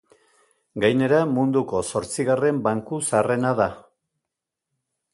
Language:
Basque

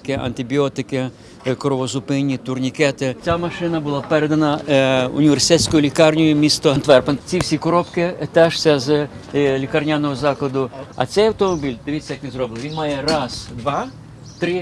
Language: Ukrainian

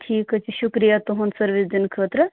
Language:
Kashmiri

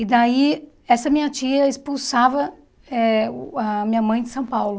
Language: Portuguese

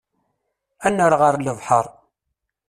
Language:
Kabyle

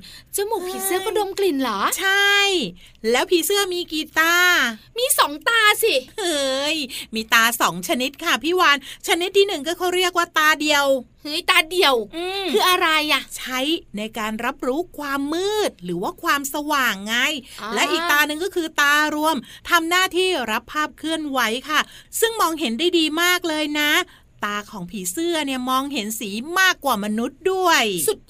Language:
Thai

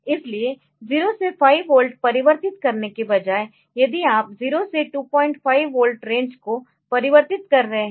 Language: Hindi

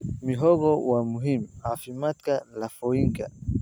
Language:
Somali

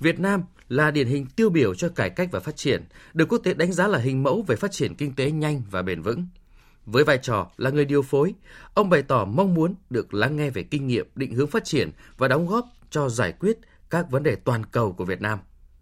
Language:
Vietnamese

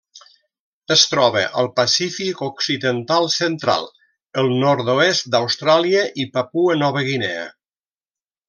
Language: Catalan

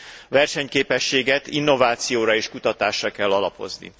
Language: Hungarian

